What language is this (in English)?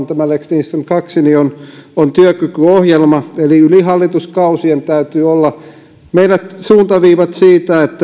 Finnish